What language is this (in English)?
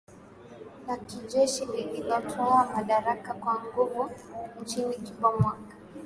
Swahili